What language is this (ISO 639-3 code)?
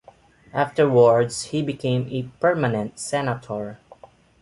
eng